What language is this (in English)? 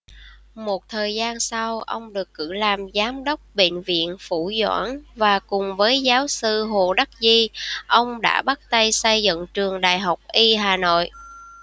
Vietnamese